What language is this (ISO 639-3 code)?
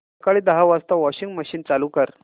mar